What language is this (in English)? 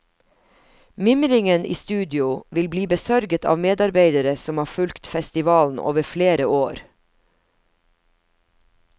Norwegian